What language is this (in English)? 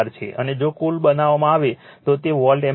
Gujarati